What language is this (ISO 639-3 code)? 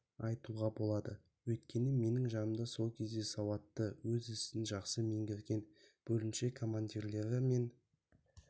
kaz